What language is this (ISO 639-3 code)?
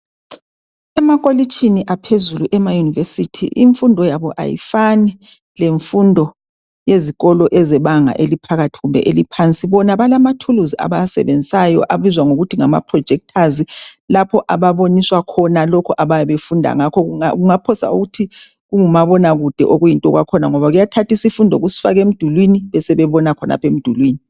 nde